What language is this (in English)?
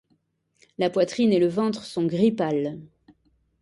French